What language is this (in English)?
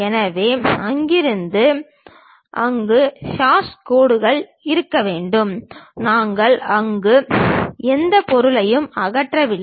Tamil